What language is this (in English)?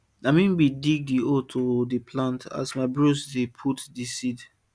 Nigerian Pidgin